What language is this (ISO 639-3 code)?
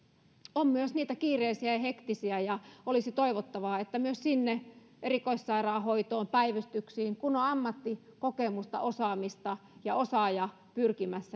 fin